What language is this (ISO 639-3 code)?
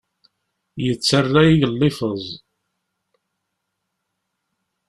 kab